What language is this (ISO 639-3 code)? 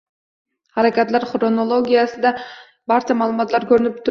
uzb